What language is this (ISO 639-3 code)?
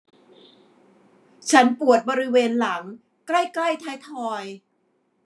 tha